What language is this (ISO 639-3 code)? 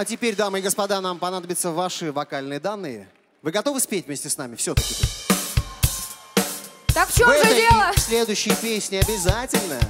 rus